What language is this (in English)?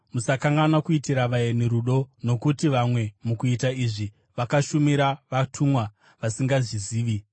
Shona